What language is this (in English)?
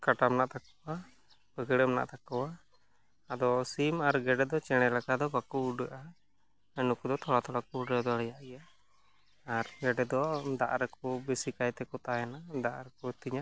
Santali